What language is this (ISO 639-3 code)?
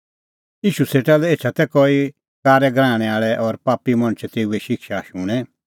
kfx